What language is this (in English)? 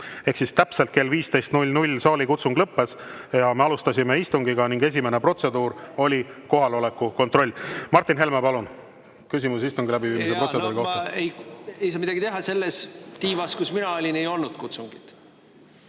Estonian